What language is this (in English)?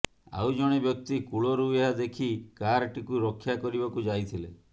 Odia